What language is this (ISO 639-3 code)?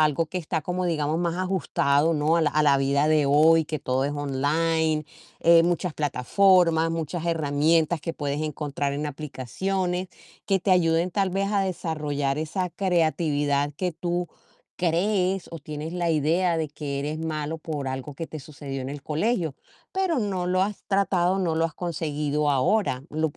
spa